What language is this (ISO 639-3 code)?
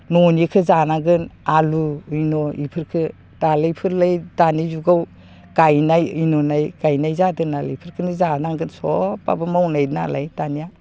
brx